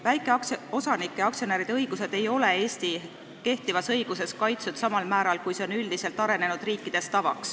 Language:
Estonian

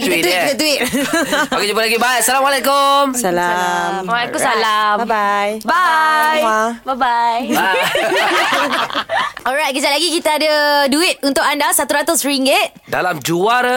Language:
Malay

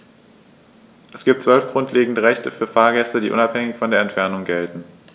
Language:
German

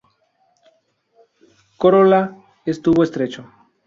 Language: Spanish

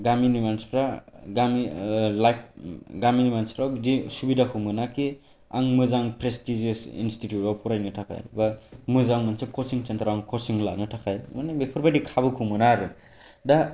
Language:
Bodo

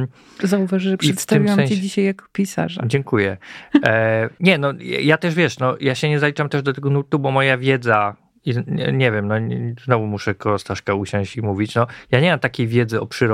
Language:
Polish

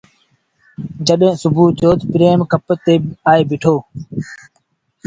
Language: Sindhi Bhil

